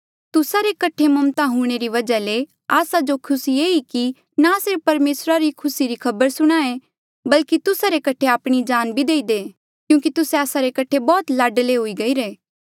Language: Mandeali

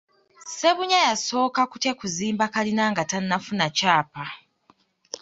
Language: Ganda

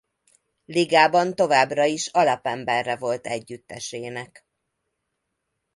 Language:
Hungarian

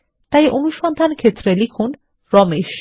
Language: Bangla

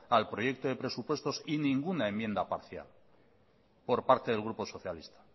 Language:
Spanish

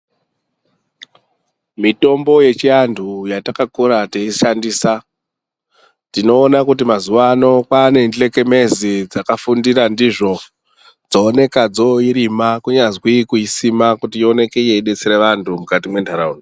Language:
Ndau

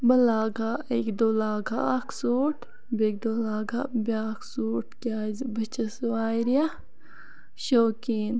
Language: Kashmiri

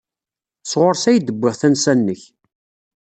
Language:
Kabyle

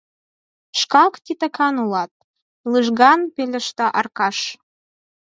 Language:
Mari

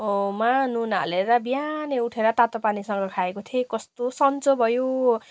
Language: Nepali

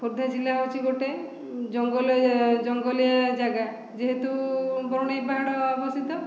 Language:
Odia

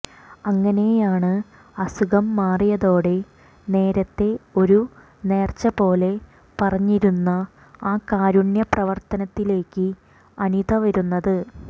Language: Malayalam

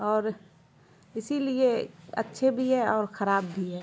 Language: Urdu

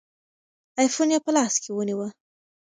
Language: Pashto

